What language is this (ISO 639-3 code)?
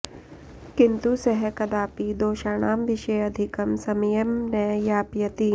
san